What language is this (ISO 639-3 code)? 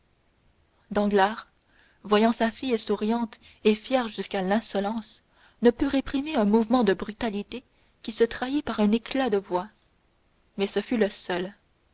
fra